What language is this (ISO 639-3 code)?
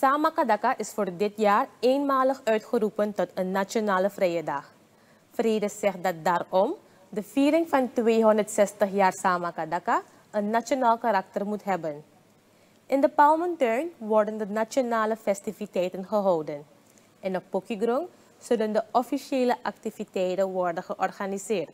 nld